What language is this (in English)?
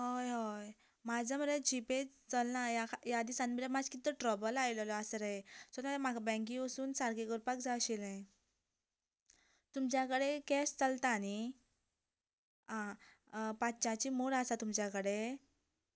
Konkani